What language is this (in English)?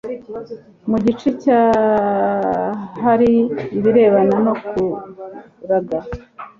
Kinyarwanda